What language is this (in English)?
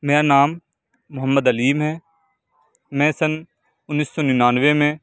Urdu